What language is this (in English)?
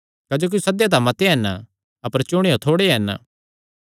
Kangri